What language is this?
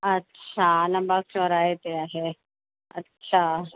Sindhi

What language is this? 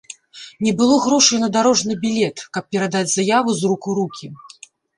Belarusian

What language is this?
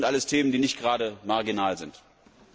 German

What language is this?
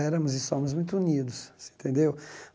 Portuguese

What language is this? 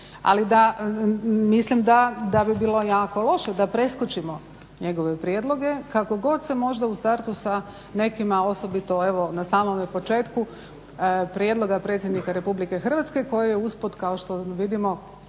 Croatian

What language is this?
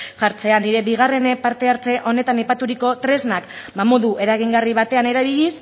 Basque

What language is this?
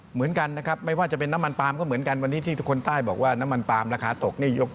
Thai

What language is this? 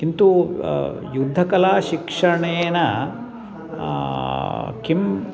Sanskrit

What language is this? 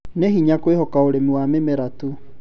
Kikuyu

